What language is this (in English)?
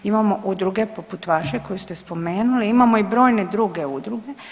Croatian